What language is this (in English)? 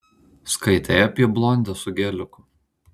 Lithuanian